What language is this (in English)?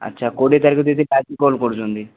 Odia